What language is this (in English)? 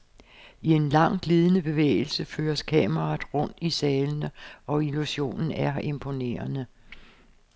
Danish